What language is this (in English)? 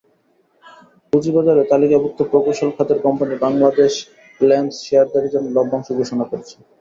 Bangla